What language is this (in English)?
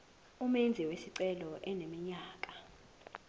Zulu